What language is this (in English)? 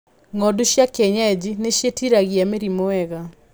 Kikuyu